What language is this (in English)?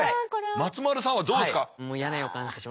Japanese